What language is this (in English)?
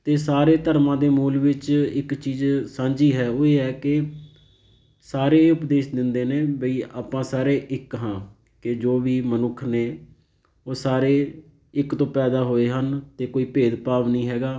Punjabi